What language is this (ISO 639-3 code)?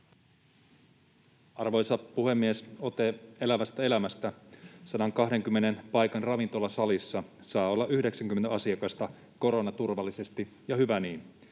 fin